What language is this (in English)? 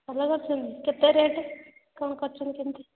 Odia